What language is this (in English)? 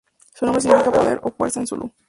Spanish